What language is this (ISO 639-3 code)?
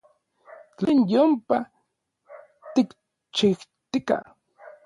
nlv